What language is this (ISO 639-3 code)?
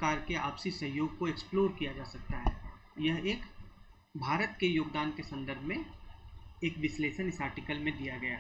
hin